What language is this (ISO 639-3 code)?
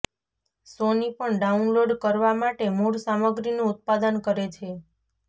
guj